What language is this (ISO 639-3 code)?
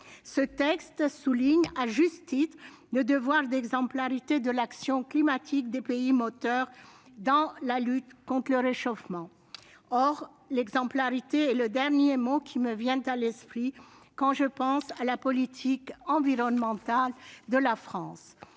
fra